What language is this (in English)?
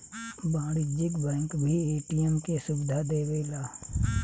Bhojpuri